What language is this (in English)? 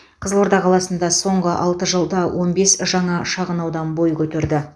Kazakh